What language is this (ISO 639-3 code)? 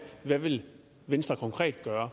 dan